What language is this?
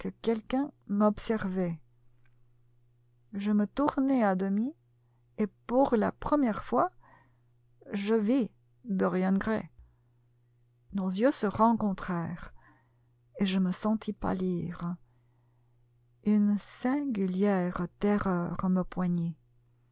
French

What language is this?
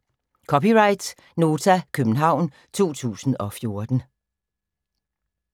Danish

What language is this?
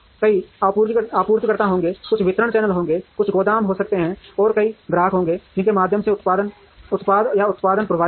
Hindi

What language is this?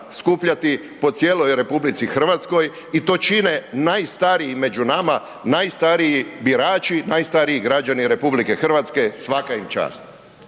Croatian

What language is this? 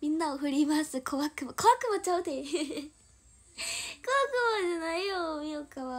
Japanese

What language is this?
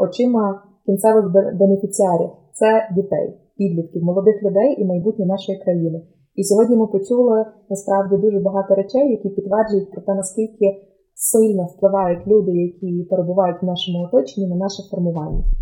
Ukrainian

